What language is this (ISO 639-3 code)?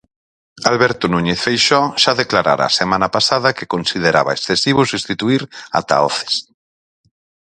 glg